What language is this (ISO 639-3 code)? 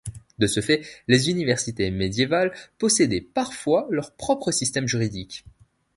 fra